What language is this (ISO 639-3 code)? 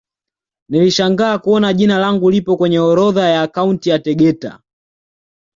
swa